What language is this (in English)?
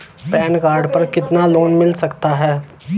Hindi